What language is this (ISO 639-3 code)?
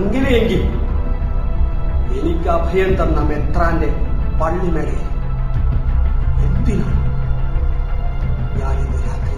mal